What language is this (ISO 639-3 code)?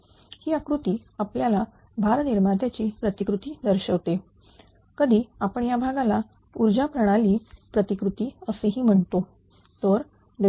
mar